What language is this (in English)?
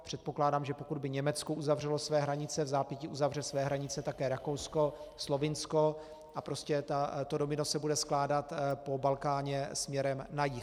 Czech